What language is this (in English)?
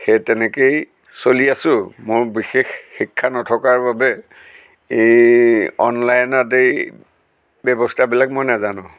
Assamese